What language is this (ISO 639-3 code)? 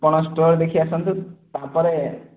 ori